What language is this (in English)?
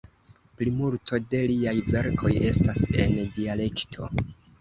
Esperanto